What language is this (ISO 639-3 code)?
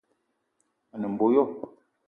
eto